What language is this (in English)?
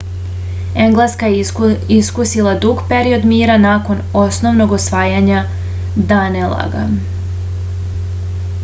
Serbian